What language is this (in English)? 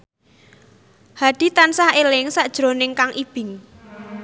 Javanese